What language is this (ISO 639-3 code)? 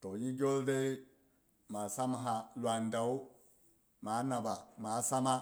bux